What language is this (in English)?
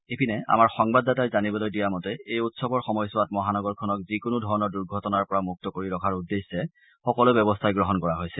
Assamese